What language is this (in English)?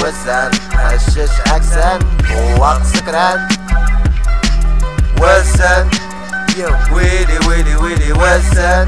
Romanian